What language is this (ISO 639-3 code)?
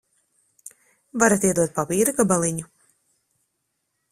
lav